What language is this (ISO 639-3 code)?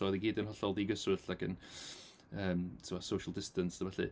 cym